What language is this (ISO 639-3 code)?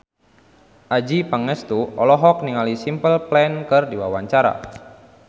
sun